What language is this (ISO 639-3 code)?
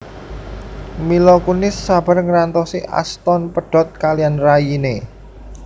jav